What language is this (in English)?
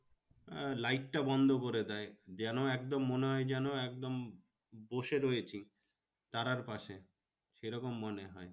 Bangla